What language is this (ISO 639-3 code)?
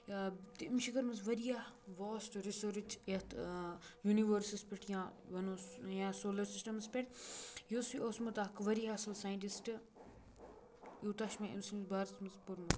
kas